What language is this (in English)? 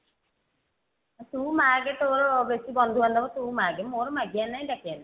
Odia